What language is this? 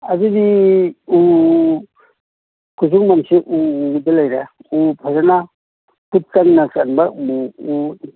Manipuri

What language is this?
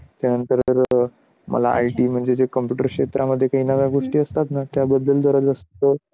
Marathi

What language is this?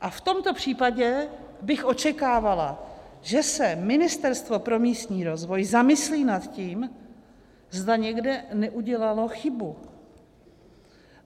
Czech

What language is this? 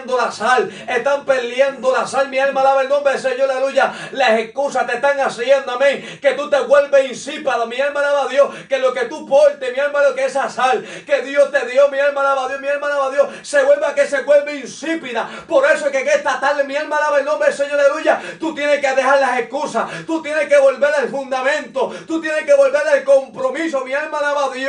Spanish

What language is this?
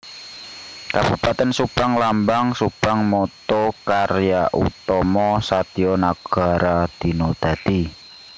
Javanese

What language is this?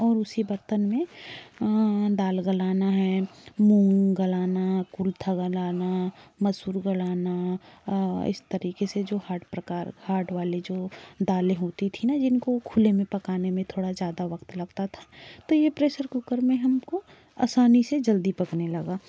Hindi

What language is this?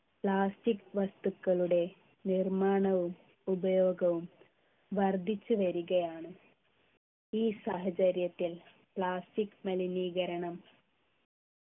Malayalam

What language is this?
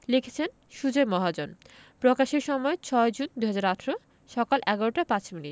Bangla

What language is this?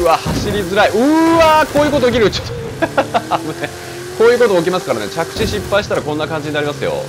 Japanese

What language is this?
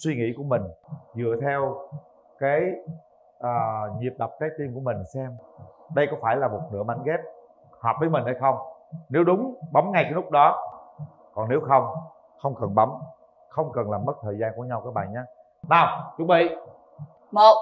Vietnamese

